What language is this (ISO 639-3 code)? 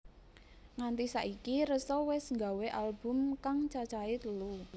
jav